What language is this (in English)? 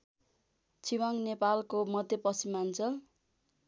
Nepali